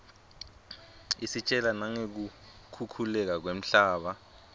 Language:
Swati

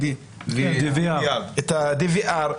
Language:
Hebrew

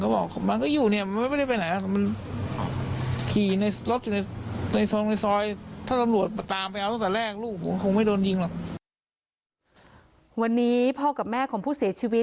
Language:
Thai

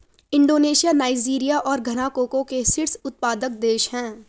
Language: Hindi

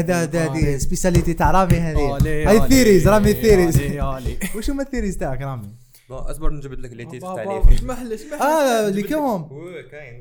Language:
Arabic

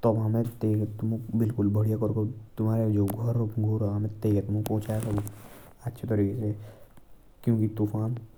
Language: Jaunsari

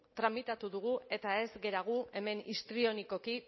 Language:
Basque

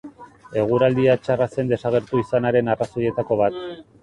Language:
Basque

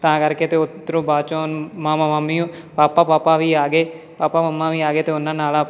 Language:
Punjabi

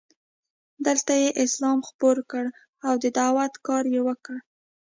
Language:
Pashto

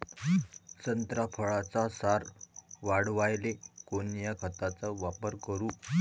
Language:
Marathi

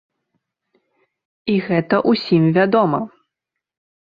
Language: Belarusian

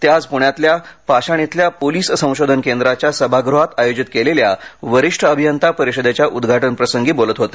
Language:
Marathi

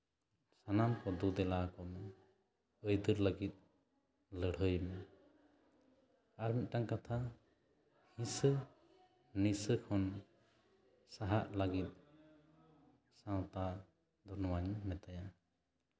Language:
Santali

